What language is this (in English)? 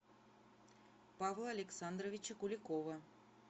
Russian